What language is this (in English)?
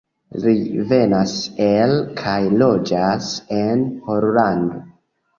Esperanto